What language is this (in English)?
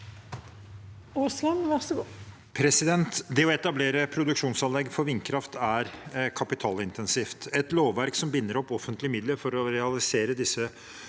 Norwegian